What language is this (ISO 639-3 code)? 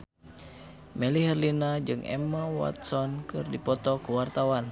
sun